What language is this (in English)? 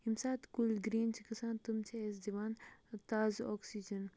Kashmiri